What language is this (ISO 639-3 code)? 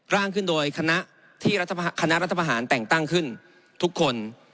tha